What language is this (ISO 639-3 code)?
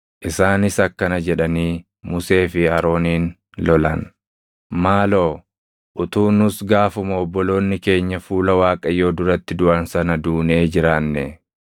orm